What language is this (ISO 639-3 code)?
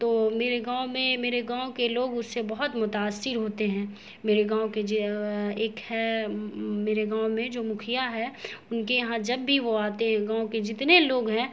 urd